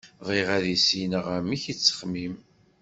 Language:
Kabyle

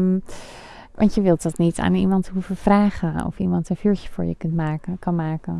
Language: Dutch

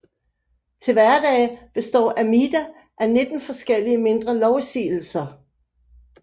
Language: Danish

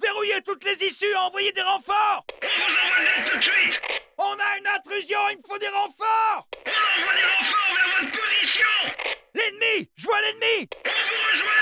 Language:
French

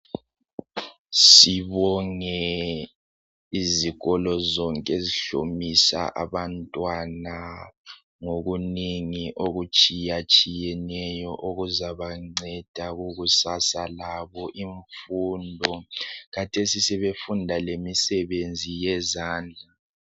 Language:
North Ndebele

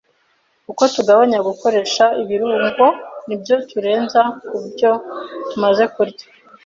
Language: Kinyarwanda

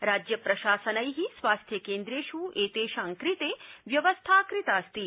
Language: Sanskrit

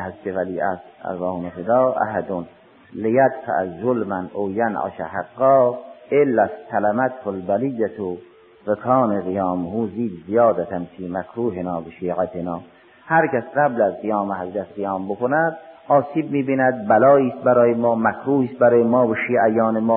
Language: Persian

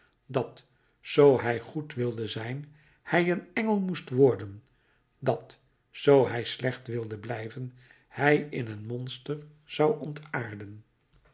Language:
Dutch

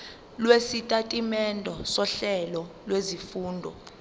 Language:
Zulu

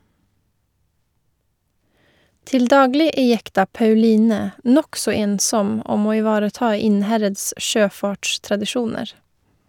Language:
Norwegian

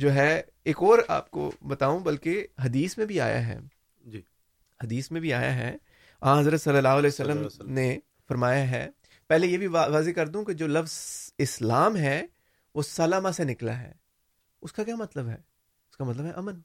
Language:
Urdu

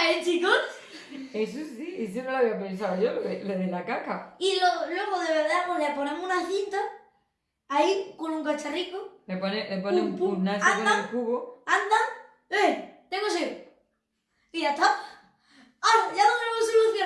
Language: Spanish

